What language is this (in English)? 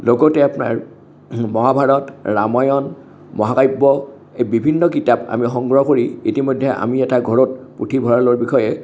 Assamese